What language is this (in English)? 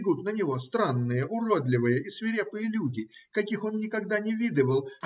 Russian